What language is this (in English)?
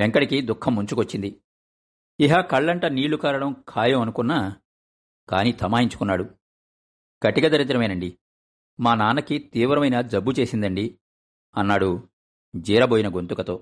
Telugu